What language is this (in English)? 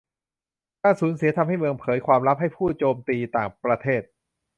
Thai